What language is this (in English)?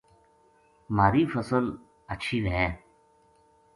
Gujari